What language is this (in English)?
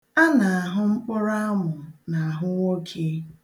Igbo